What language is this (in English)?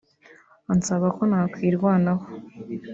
Kinyarwanda